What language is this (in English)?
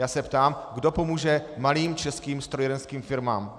Czech